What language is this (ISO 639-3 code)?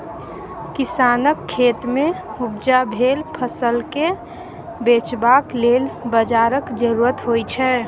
mai